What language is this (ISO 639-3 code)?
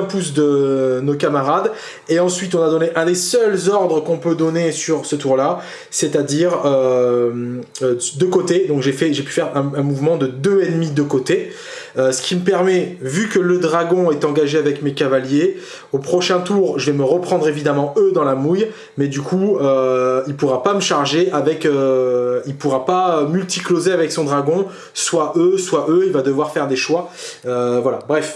fra